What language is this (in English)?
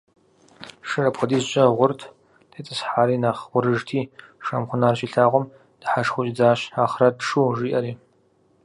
Kabardian